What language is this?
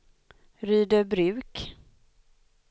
Swedish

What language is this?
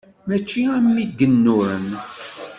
Kabyle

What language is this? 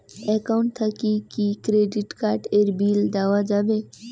Bangla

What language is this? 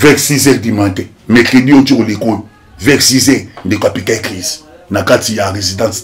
French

